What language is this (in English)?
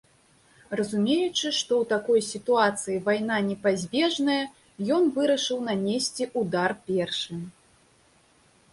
Belarusian